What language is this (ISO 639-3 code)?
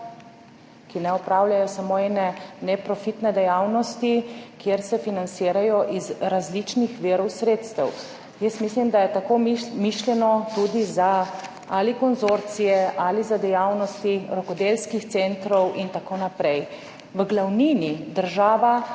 slv